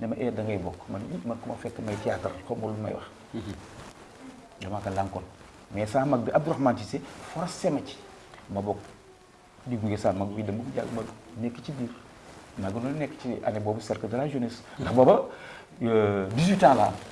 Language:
Indonesian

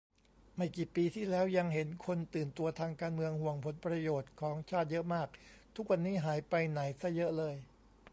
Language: Thai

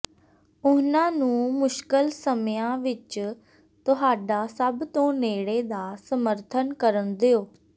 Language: Punjabi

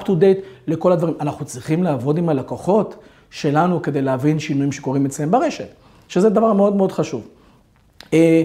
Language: Hebrew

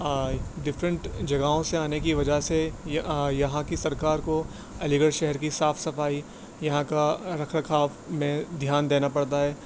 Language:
Urdu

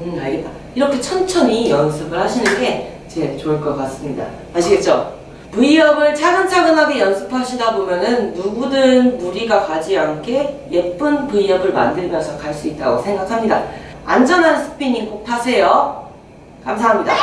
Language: Korean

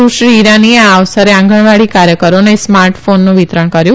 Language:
Gujarati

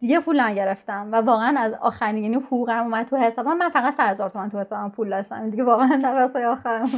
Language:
Persian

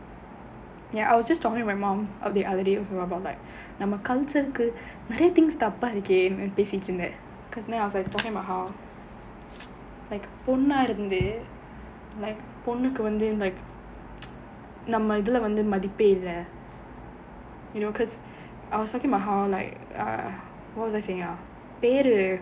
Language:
English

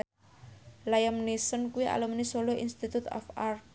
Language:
Javanese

